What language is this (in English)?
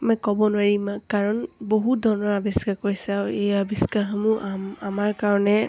Assamese